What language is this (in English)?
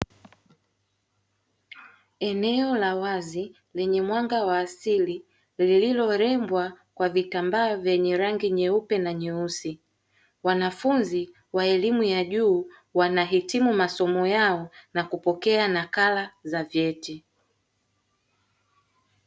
Swahili